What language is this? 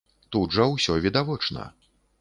Belarusian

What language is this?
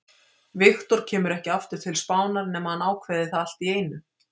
Icelandic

